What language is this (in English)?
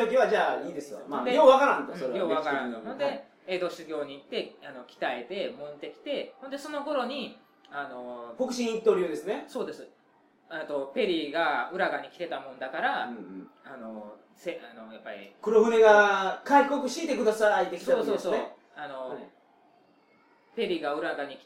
Japanese